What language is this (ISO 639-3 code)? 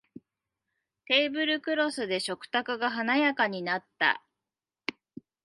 jpn